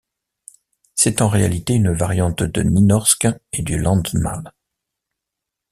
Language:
French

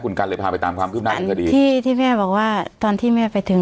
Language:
Thai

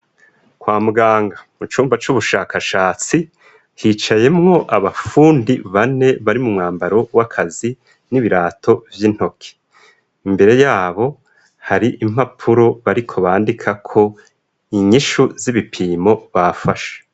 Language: Rundi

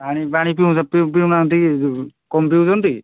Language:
Odia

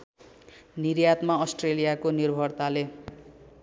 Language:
Nepali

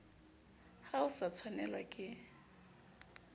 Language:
Southern Sotho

